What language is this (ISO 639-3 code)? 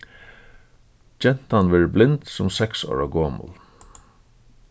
fao